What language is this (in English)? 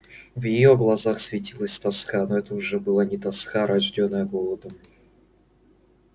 Russian